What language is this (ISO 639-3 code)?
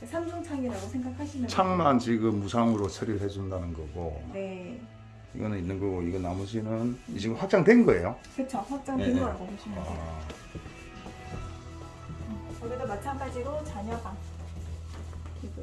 kor